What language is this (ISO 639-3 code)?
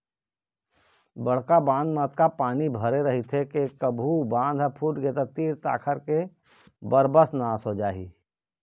hne